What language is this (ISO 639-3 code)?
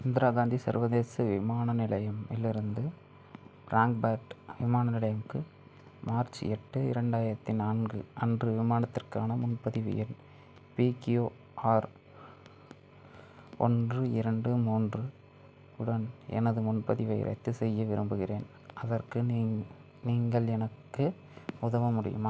tam